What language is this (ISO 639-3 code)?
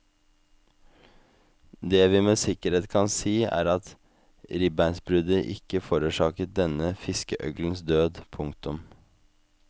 nor